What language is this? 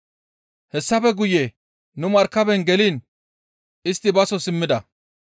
Gamo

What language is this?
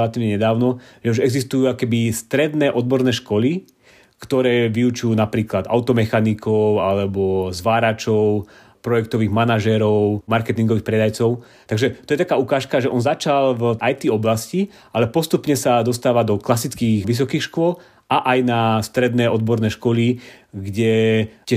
Slovak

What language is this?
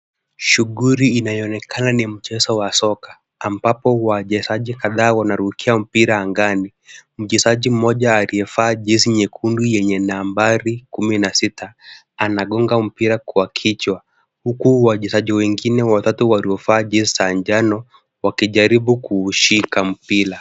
Swahili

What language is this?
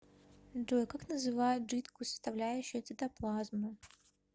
Russian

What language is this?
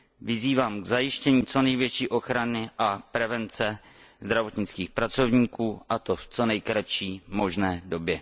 Czech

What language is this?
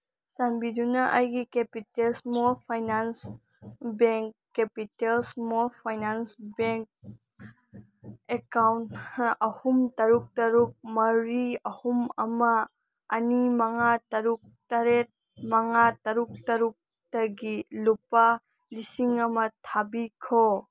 Manipuri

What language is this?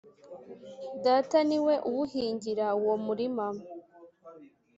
Kinyarwanda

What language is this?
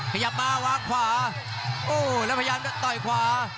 Thai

